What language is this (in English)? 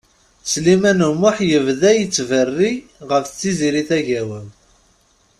Kabyle